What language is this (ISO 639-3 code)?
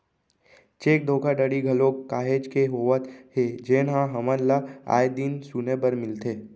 hne